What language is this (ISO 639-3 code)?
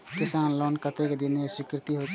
mai